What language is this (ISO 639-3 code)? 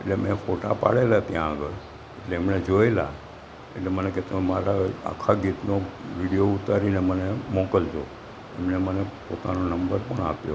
guj